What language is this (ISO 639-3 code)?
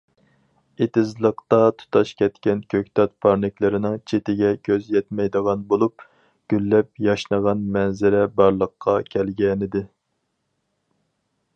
uig